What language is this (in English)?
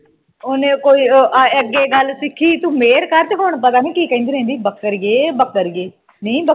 Punjabi